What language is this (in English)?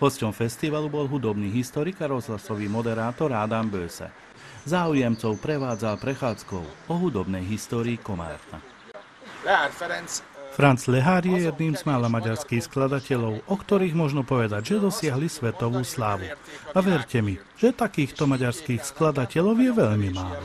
Slovak